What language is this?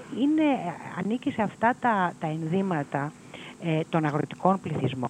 Greek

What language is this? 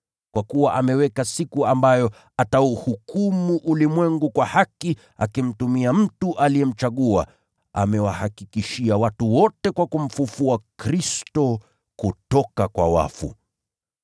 Swahili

